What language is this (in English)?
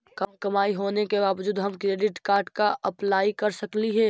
Magahi